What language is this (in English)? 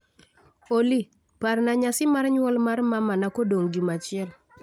Luo (Kenya and Tanzania)